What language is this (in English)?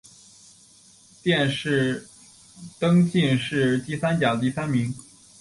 Chinese